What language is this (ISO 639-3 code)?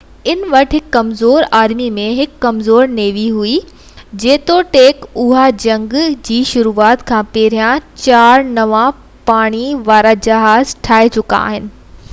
snd